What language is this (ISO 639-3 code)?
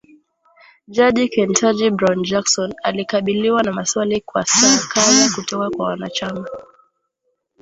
swa